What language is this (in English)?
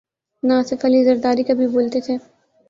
Urdu